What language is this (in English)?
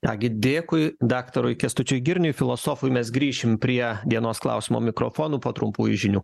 Lithuanian